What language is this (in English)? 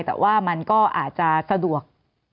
Thai